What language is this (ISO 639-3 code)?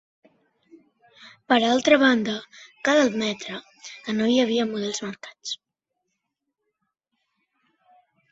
cat